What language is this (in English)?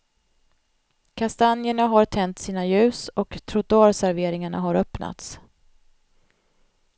Swedish